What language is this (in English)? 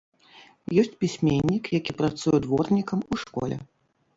Belarusian